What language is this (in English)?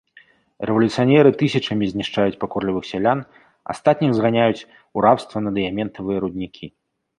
Belarusian